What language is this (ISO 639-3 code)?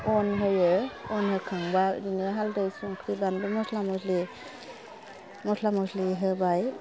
brx